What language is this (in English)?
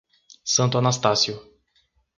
Portuguese